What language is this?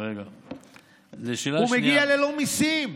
Hebrew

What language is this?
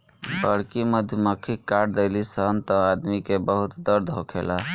Bhojpuri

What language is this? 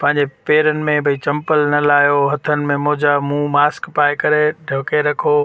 Sindhi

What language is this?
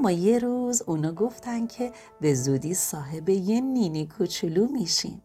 Persian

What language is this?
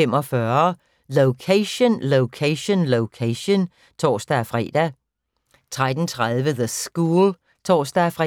Danish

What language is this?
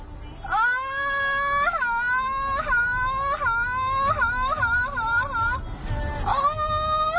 Thai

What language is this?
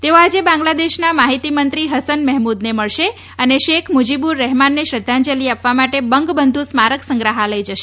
Gujarati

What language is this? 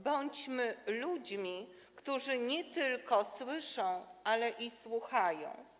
Polish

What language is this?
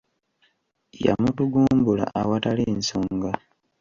Ganda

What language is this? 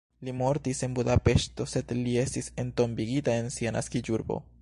Esperanto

